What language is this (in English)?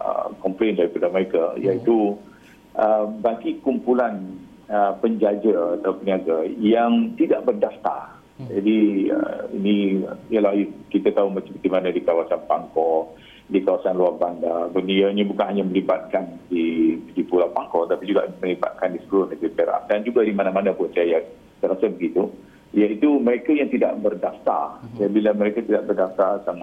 Malay